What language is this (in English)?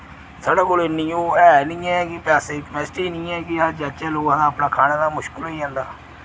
Dogri